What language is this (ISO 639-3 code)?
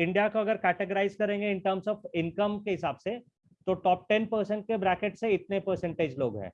hin